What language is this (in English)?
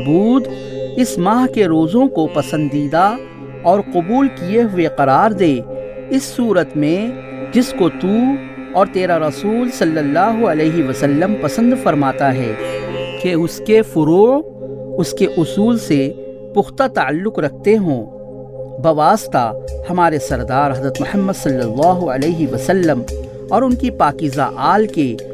Urdu